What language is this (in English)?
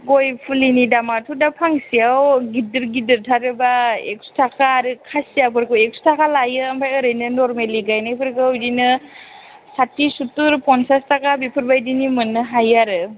Bodo